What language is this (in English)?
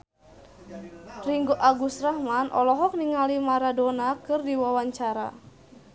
Sundanese